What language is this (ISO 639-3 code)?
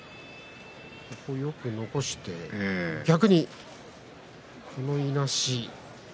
jpn